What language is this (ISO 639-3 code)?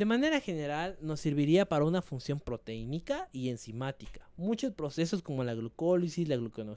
spa